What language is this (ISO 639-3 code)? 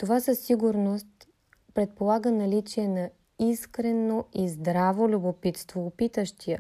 bul